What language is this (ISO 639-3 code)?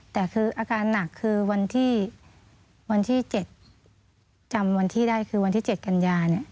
tha